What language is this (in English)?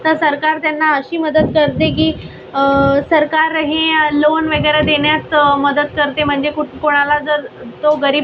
Marathi